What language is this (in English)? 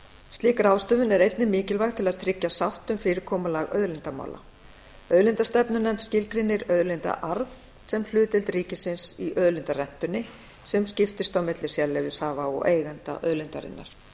Icelandic